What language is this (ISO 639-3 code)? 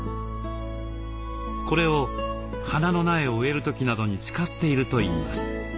jpn